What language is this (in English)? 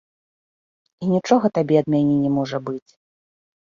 Belarusian